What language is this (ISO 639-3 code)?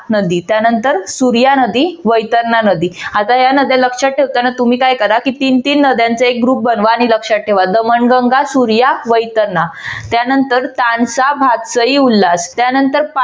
mar